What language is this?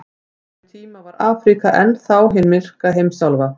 Icelandic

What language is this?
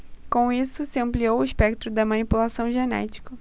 Portuguese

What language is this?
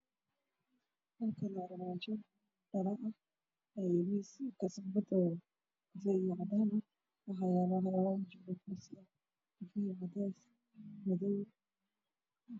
Somali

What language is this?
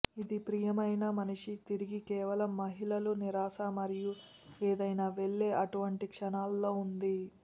Telugu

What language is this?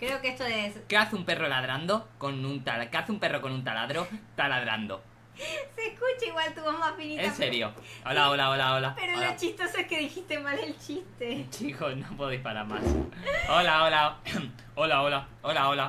Spanish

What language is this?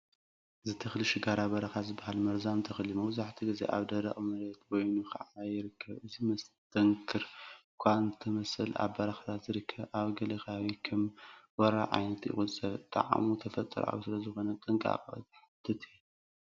Tigrinya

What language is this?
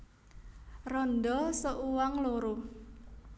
Javanese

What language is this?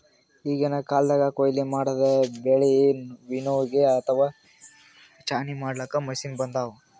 Kannada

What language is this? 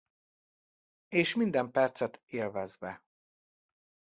Hungarian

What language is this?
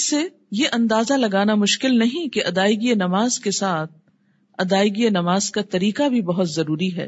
Urdu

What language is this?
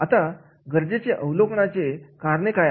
Marathi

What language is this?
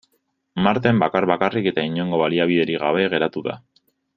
Basque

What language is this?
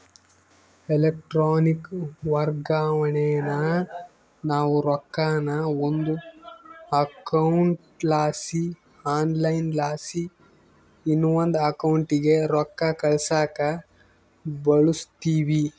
Kannada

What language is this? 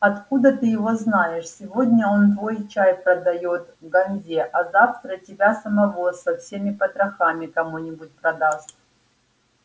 Russian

